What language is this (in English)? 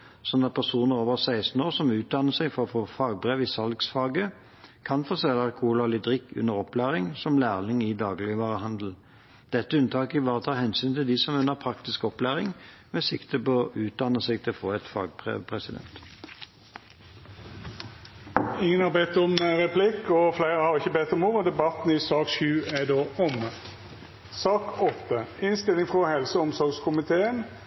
Norwegian